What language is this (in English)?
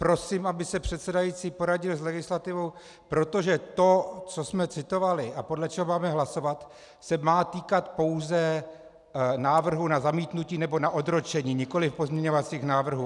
Czech